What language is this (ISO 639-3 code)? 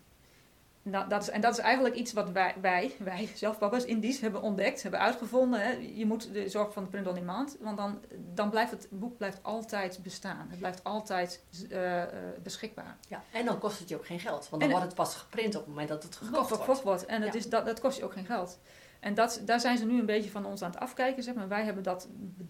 nld